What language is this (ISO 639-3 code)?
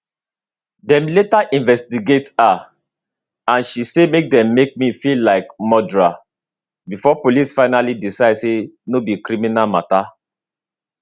pcm